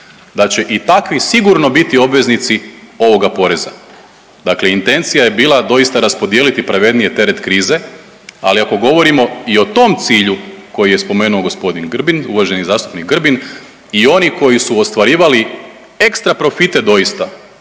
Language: Croatian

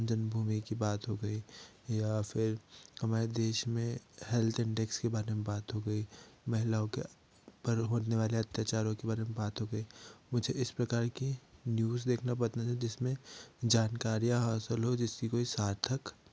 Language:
Hindi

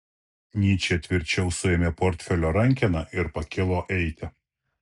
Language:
Lithuanian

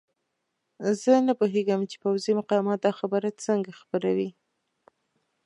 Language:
Pashto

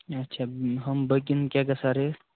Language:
Kashmiri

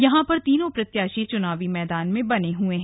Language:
Hindi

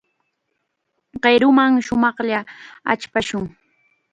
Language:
Chiquián Ancash Quechua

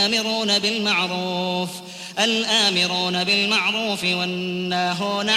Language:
Arabic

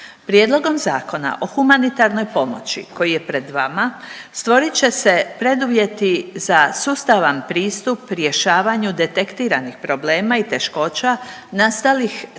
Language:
Croatian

